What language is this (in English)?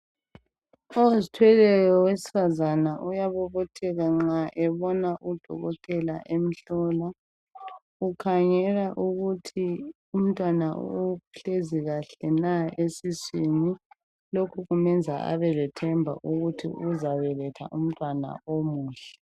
North Ndebele